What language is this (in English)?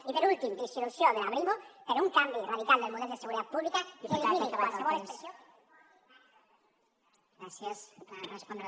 Catalan